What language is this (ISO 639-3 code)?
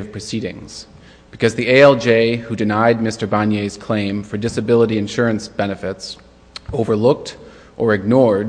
eng